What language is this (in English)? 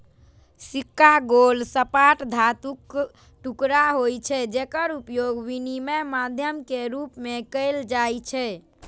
Maithili